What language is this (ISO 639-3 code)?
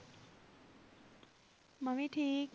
pan